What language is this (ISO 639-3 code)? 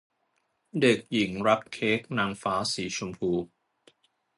tha